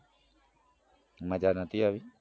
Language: Gujarati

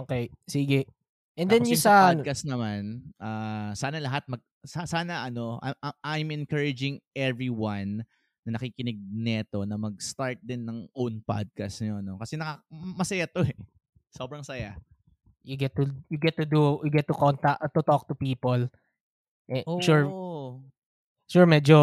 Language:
Filipino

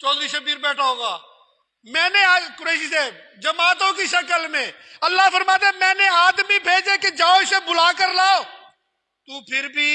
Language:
Urdu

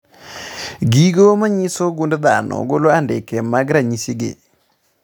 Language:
Luo (Kenya and Tanzania)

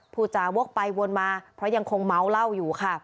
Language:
Thai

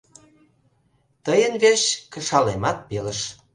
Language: Mari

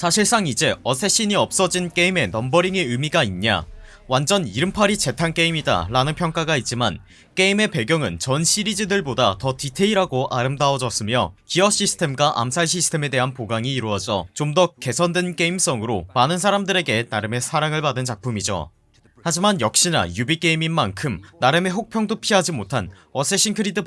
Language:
Korean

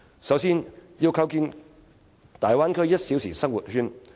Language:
Cantonese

